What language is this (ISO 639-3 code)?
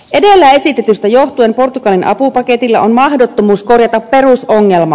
fin